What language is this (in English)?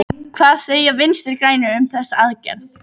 Icelandic